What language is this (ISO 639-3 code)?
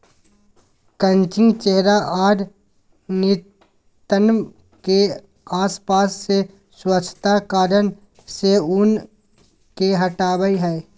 mag